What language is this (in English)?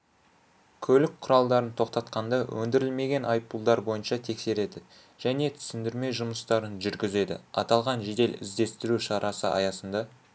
Kazakh